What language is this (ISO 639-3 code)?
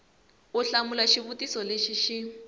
tso